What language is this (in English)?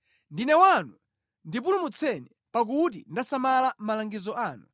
Nyanja